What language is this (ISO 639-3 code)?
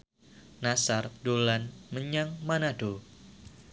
jav